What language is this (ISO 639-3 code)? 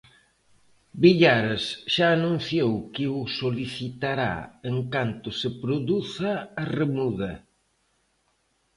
glg